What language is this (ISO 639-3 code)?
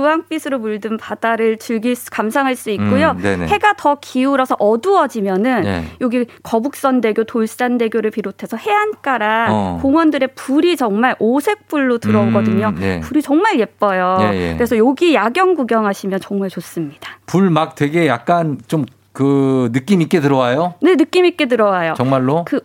kor